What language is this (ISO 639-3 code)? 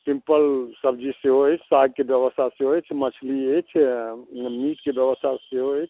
mai